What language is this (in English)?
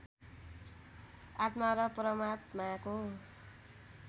Nepali